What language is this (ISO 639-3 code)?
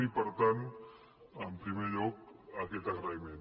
cat